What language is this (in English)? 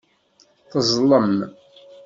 Kabyle